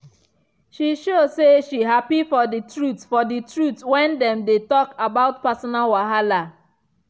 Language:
Nigerian Pidgin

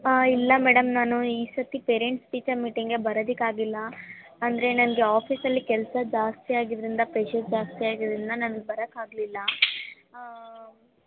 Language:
Kannada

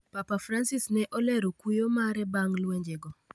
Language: Luo (Kenya and Tanzania)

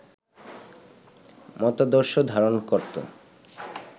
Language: Bangla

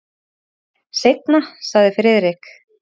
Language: Icelandic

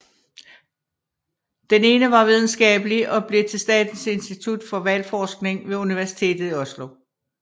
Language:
Danish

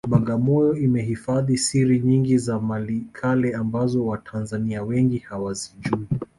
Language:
Swahili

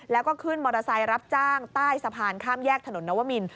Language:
Thai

